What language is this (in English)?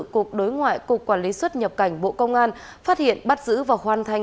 Vietnamese